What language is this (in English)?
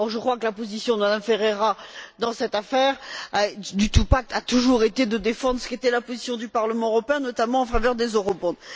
French